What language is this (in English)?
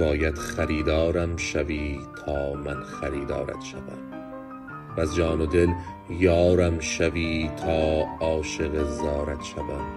Persian